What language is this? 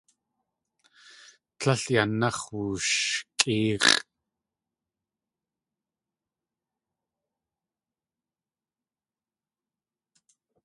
Tlingit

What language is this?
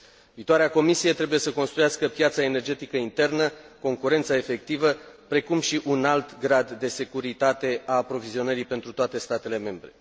Romanian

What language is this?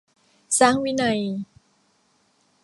Thai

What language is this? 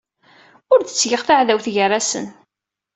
Kabyle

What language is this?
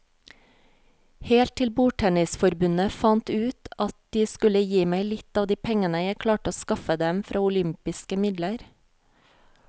Norwegian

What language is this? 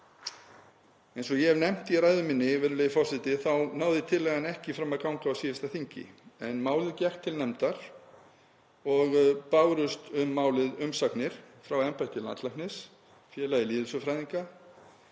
Icelandic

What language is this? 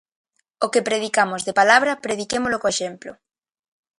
Galician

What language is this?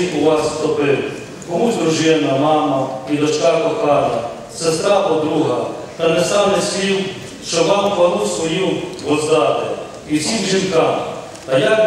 Ukrainian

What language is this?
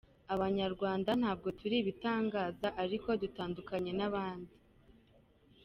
Kinyarwanda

